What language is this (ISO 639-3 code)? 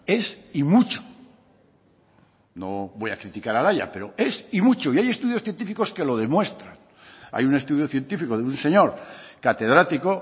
spa